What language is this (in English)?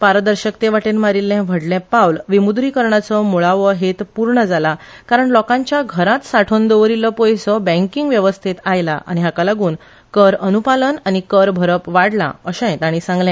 Konkani